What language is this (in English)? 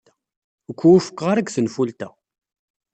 Kabyle